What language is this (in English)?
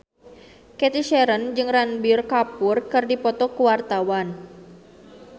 Sundanese